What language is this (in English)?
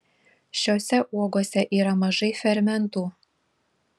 Lithuanian